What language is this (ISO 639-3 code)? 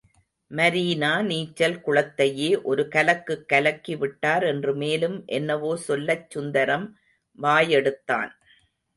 tam